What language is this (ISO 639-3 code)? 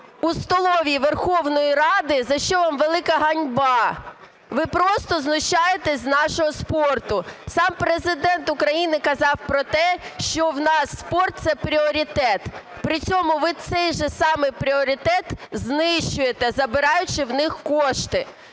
ukr